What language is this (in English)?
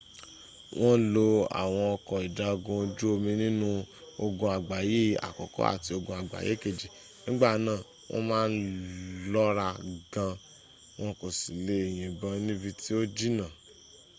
Yoruba